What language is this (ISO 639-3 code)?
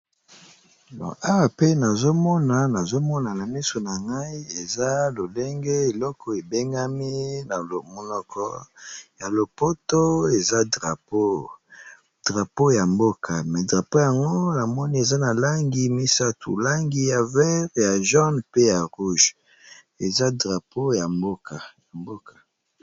lin